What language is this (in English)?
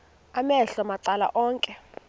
Xhosa